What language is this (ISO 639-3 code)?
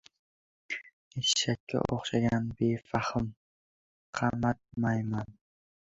uzb